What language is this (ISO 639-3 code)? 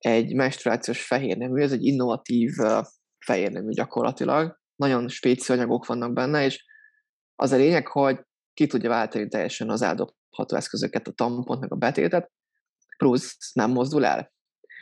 hun